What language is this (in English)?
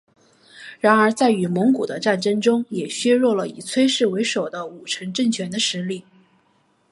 Chinese